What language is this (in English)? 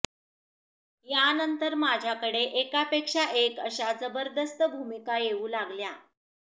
Marathi